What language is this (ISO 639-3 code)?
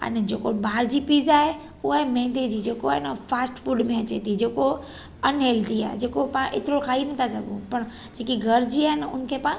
snd